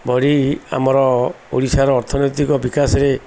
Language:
Odia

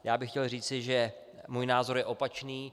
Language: Czech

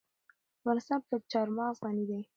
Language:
Pashto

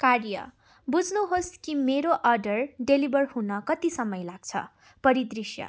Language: Nepali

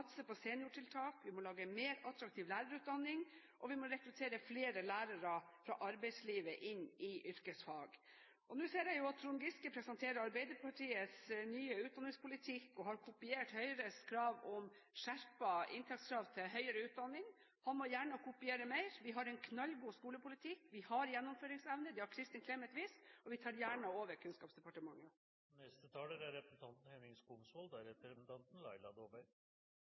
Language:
Norwegian Bokmål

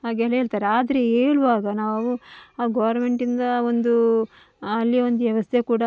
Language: Kannada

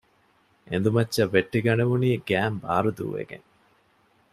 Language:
Divehi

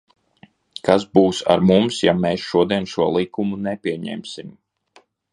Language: Latvian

